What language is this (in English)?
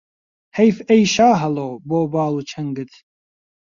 Central Kurdish